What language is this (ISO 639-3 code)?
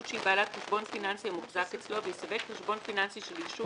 heb